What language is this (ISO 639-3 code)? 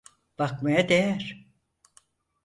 tur